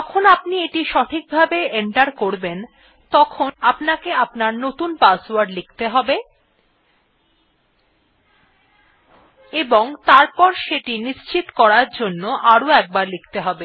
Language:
Bangla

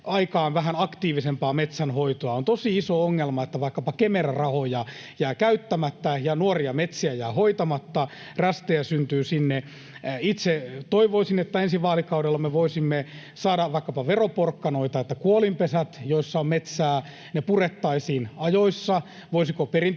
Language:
Finnish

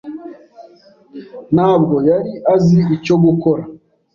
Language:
Kinyarwanda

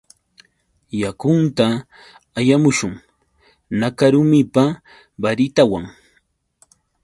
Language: Yauyos Quechua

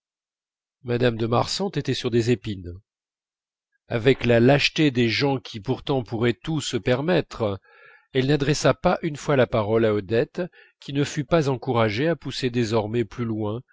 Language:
French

